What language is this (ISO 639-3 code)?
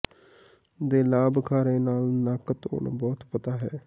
pan